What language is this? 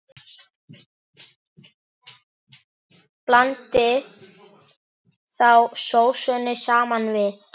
Icelandic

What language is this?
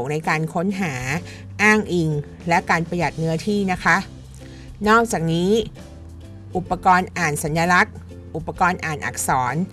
Thai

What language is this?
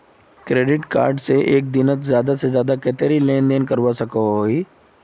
Magahi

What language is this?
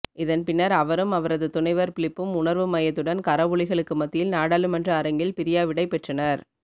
Tamil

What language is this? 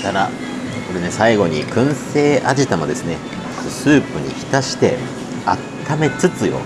Japanese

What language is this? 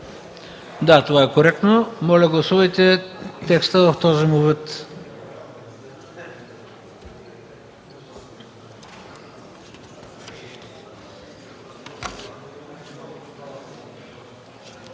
Bulgarian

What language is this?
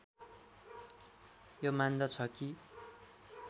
Nepali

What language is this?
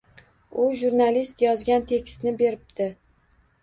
Uzbek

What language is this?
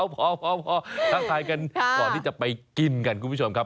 Thai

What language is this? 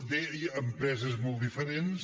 Catalan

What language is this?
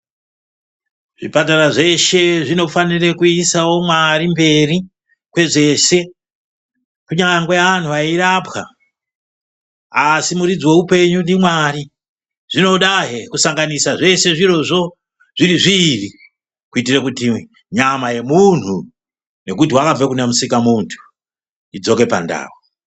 Ndau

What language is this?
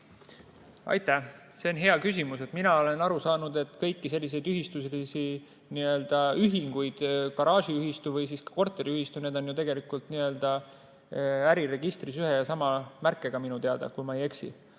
Estonian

